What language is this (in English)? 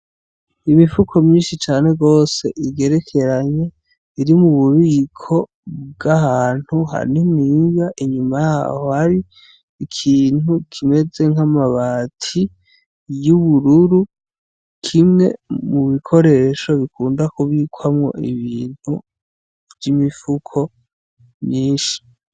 Rundi